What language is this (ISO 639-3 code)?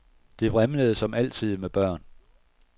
dan